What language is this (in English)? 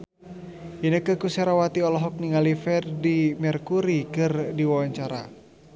Sundanese